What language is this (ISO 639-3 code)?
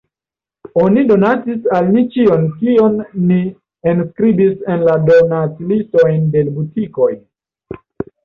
epo